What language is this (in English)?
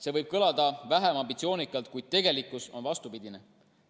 Estonian